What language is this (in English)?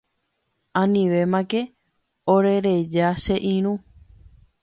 Guarani